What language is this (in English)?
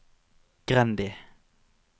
Norwegian